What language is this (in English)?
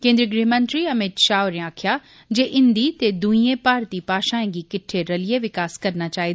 Dogri